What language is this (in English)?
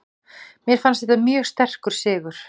Icelandic